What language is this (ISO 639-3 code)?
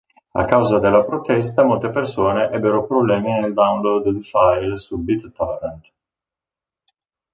ita